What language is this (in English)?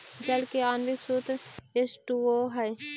Magahi